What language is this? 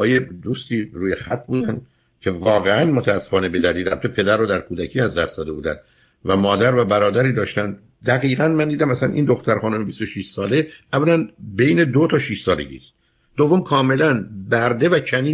Persian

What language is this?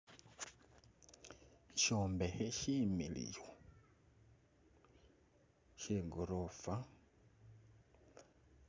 Masaaba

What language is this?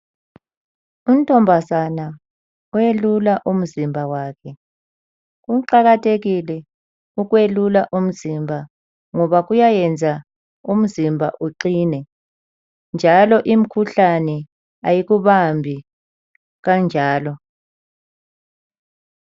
North Ndebele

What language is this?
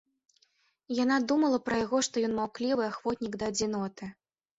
Belarusian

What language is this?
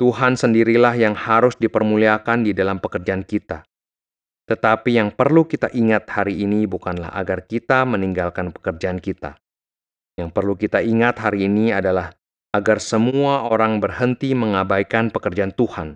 Indonesian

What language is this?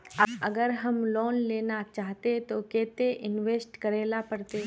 Magahi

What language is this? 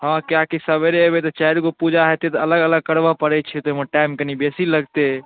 Maithili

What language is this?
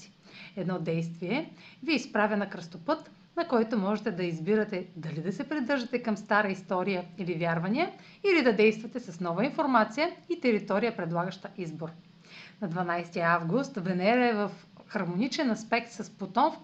Bulgarian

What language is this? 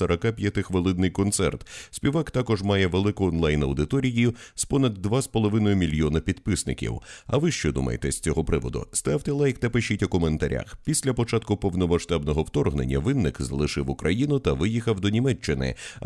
Ukrainian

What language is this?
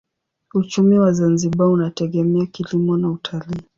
Swahili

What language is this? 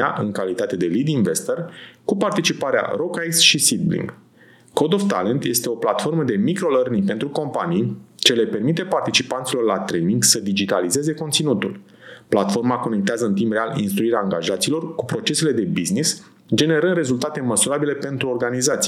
Romanian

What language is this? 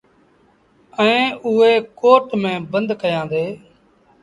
Sindhi Bhil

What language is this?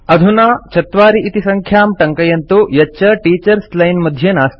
Sanskrit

